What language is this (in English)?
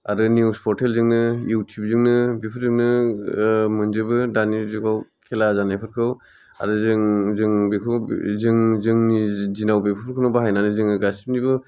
Bodo